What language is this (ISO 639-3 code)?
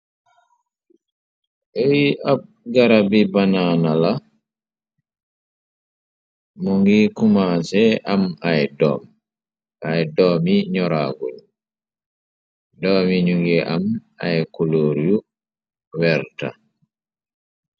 wol